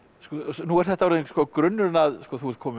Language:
Icelandic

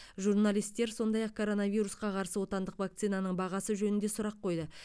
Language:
Kazakh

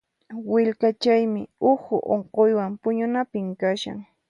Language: Puno Quechua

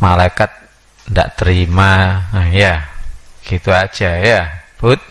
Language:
Indonesian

